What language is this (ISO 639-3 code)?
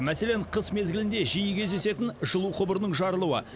kaz